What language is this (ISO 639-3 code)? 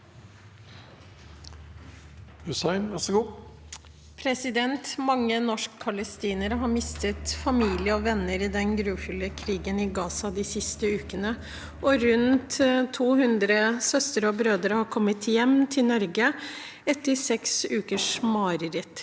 nor